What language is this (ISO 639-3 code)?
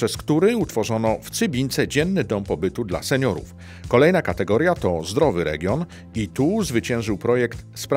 pol